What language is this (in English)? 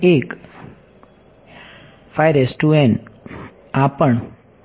Gujarati